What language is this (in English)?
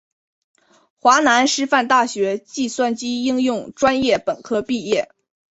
Chinese